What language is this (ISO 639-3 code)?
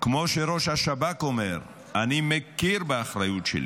heb